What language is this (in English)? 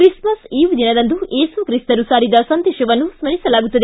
Kannada